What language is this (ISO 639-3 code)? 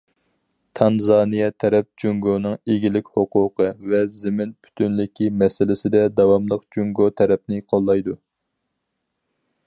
uig